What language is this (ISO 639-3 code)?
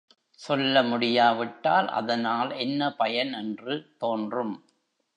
tam